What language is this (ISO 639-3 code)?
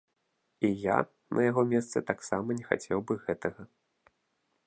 bel